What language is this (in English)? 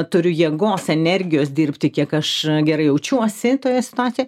Lithuanian